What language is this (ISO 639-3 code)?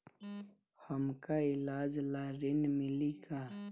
bho